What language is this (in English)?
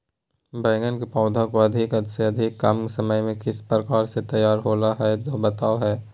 Magahi